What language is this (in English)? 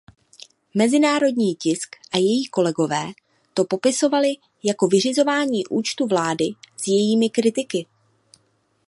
Czech